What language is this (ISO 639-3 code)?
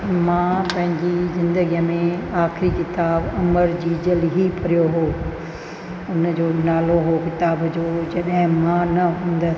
snd